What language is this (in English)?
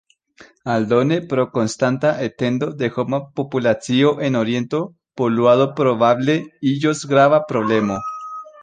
Esperanto